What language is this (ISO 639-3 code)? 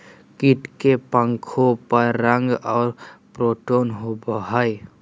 mag